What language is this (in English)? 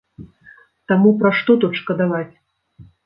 Belarusian